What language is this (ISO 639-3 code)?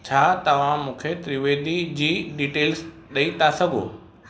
snd